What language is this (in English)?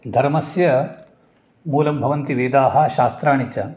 Sanskrit